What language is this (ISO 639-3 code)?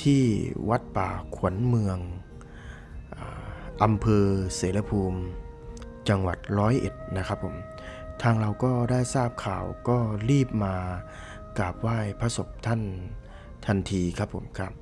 tha